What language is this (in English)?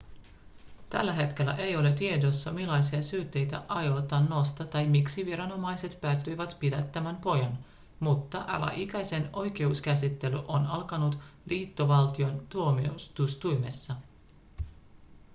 Finnish